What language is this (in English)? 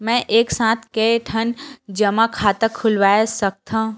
Chhattisgarhi